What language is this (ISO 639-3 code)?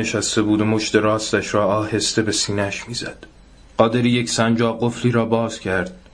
fas